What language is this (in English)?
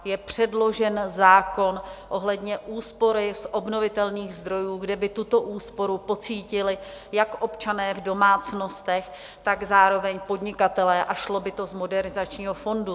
Czech